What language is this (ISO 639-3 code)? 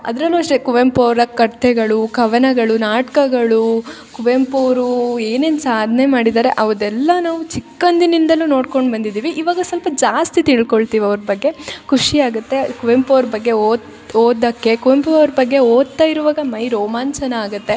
kan